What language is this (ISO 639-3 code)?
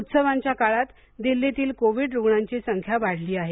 mar